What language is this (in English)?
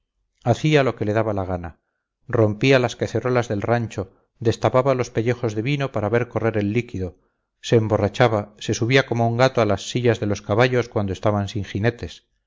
Spanish